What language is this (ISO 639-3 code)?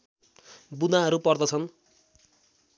nep